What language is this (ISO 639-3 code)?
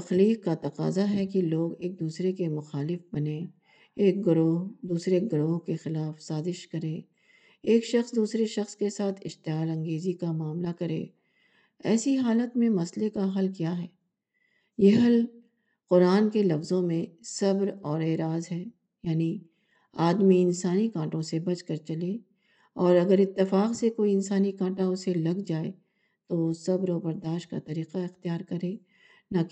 urd